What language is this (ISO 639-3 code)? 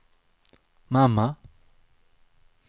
swe